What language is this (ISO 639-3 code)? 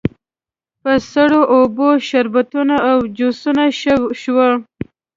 pus